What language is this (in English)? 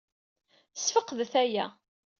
Kabyle